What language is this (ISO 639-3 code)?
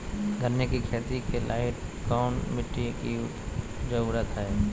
mag